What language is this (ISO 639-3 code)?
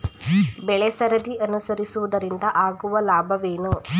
kan